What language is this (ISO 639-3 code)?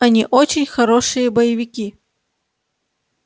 rus